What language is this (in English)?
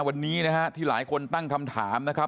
Thai